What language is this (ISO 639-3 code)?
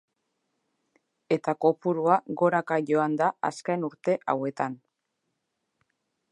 eus